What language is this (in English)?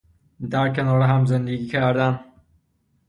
Persian